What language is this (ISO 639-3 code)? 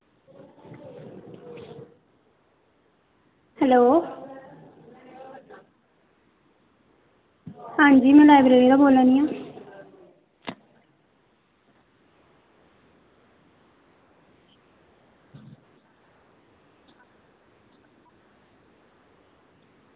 doi